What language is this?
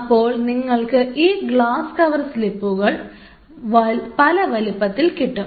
Malayalam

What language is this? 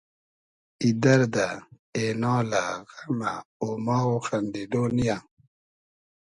Hazaragi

